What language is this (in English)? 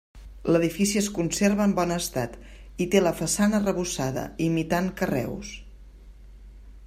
Catalan